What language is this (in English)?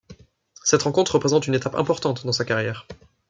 French